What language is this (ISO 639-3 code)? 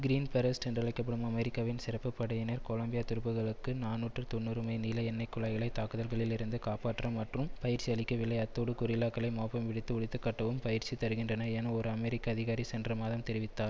tam